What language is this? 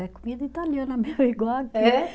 Portuguese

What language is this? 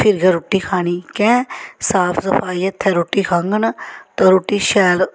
Dogri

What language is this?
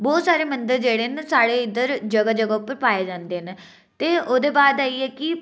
Dogri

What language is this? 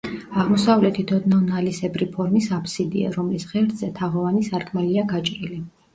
Georgian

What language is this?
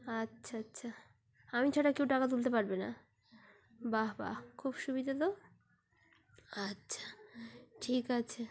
Bangla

